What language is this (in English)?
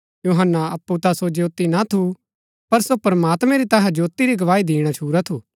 Gaddi